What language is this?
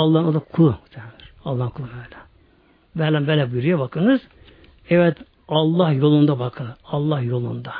Turkish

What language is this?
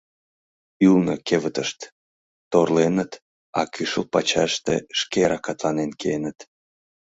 Mari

